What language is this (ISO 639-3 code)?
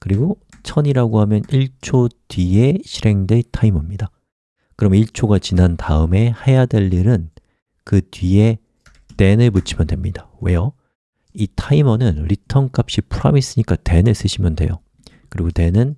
kor